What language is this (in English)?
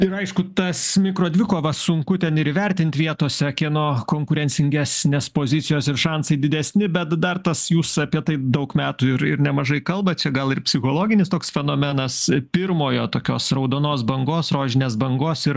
Lithuanian